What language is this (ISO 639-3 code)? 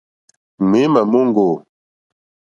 bri